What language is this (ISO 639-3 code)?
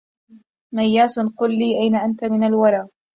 ara